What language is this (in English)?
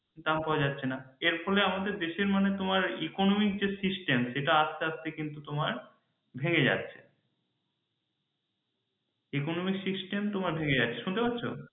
Bangla